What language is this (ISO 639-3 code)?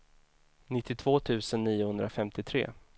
swe